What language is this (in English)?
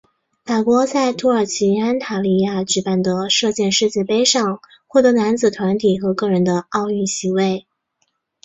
Chinese